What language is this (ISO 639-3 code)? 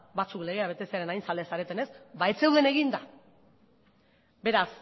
eus